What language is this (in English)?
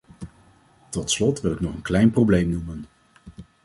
Dutch